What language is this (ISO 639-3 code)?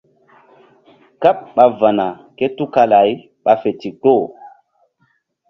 mdd